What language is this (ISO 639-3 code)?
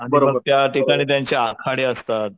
mar